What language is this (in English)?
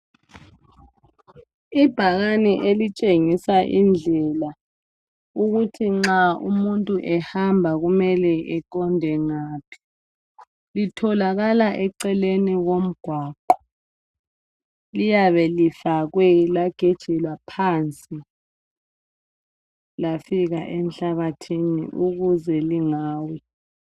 North Ndebele